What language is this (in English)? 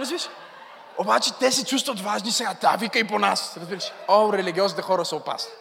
Bulgarian